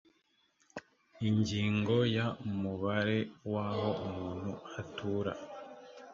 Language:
Kinyarwanda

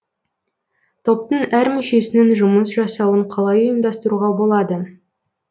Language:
Kazakh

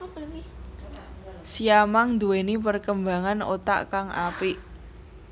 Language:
Javanese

